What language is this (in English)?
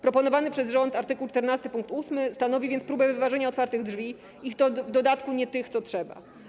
Polish